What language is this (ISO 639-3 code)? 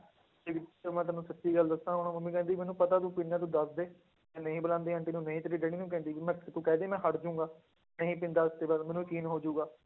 pan